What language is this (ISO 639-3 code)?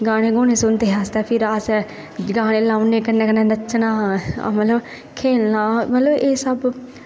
doi